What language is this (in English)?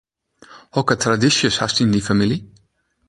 Western Frisian